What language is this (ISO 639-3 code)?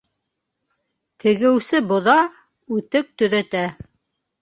bak